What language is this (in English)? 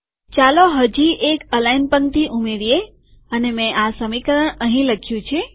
Gujarati